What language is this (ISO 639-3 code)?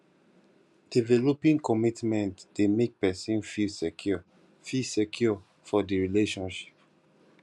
pcm